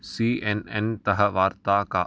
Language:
Sanskrit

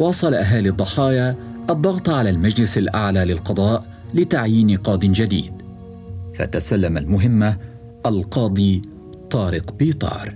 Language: Arabic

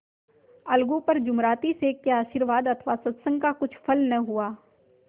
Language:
Hindi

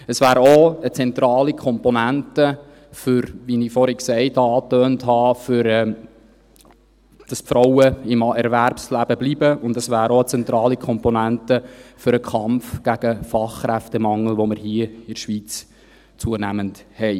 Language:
Swiss German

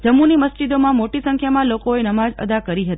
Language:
Gujarati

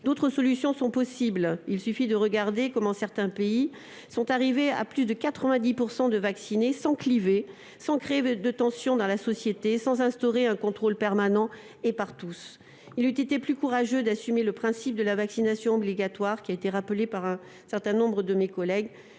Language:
French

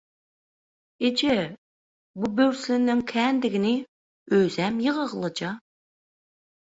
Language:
Turkmen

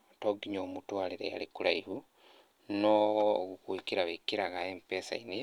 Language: Kikuyu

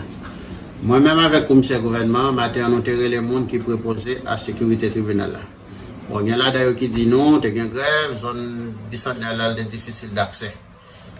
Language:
French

